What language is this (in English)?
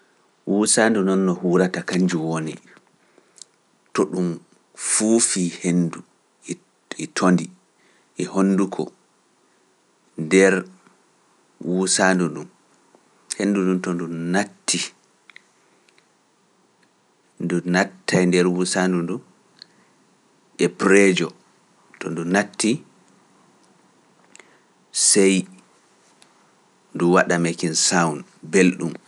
Pular